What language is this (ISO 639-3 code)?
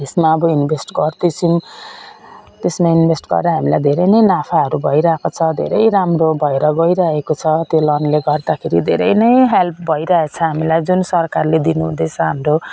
nep